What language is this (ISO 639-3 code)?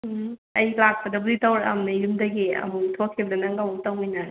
mni